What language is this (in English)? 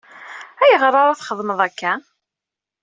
Kabyle